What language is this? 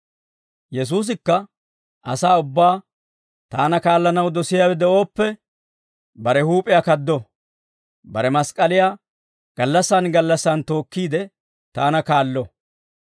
Dawro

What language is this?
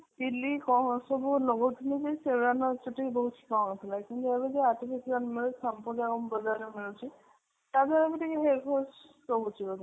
Odia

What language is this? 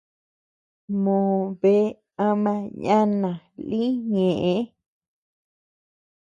Tepeuxila Cuicatec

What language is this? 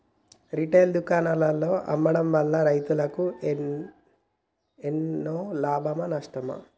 Telugu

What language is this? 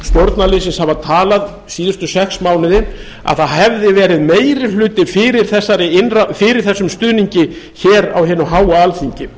Icelandic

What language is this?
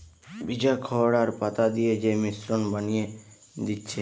Bangla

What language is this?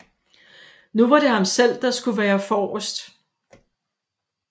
Danish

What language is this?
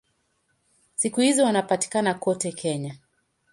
Swahili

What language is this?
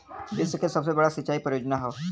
Bhojpuri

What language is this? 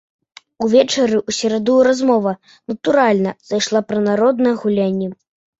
Belarusian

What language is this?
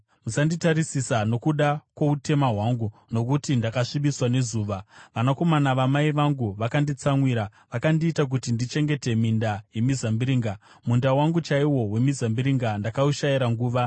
Shona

